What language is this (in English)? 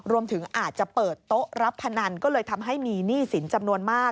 Thai